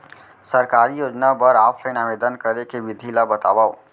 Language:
Chhattisgarhi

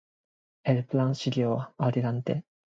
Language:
Spanish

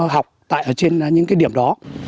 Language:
Vietnamese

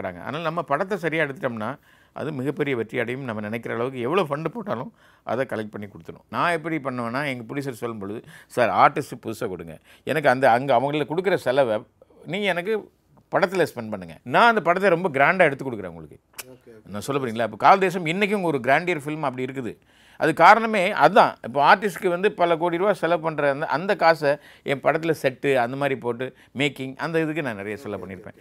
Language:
Tamil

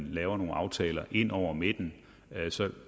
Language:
Danish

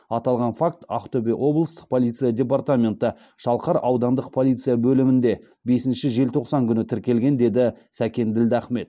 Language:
Kazakh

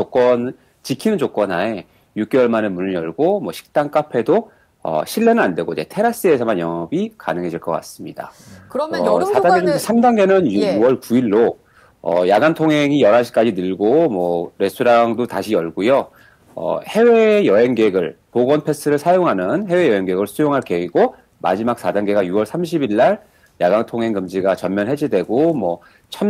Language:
Korean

